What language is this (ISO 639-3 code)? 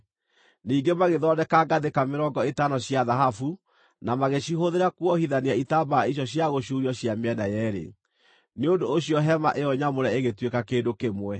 kik